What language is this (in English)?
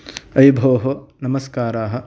Sanskrit